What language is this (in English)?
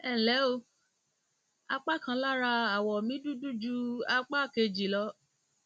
Yoruba